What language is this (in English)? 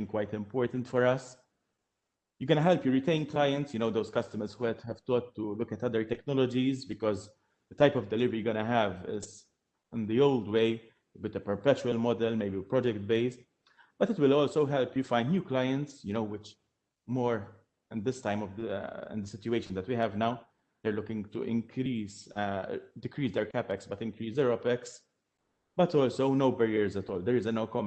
English